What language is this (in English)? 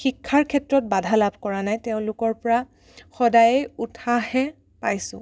Assamese